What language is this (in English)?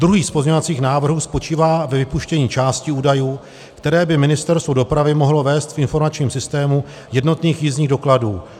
Czech